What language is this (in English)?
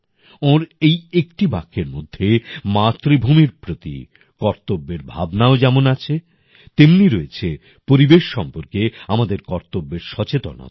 Bangla